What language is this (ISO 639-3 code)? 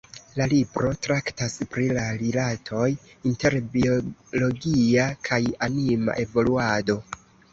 epo